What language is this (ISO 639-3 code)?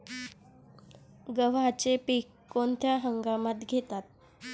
mar